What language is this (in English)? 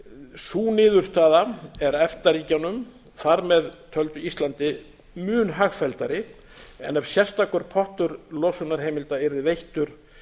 Icelandic